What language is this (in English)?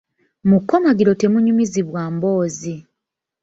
Ganda